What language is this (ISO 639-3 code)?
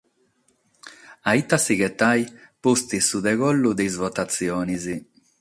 srd